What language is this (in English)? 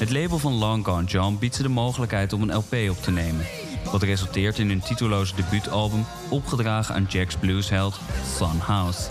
Dutch